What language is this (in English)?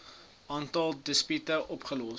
Afrikaans